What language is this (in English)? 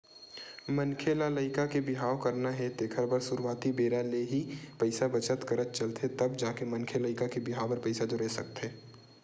Chhattisgarhi